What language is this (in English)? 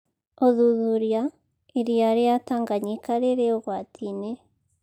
Kikuyu